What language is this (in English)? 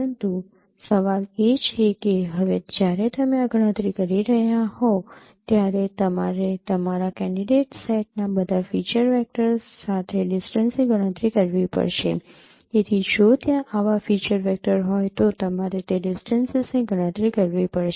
Gujarati